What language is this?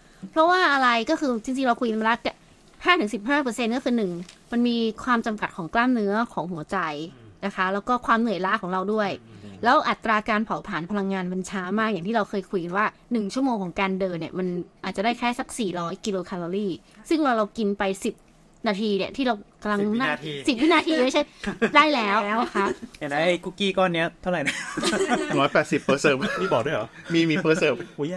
Thai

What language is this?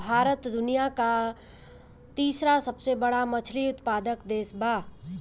Bhojpuri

